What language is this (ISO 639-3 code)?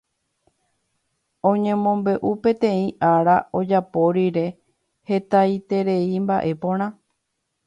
grn